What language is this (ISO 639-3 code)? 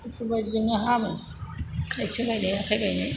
brx